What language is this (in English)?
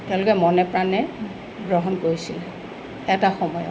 Assamese